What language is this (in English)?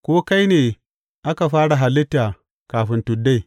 Hausa